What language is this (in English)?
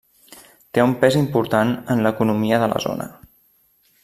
Catalan